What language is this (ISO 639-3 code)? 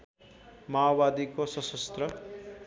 nep